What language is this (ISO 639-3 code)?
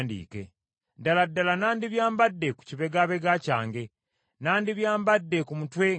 lug